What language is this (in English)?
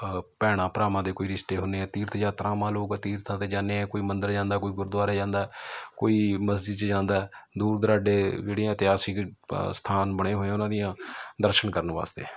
Punjabi